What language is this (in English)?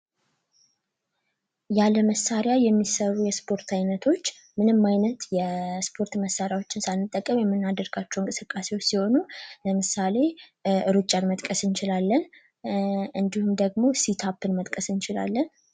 Amharic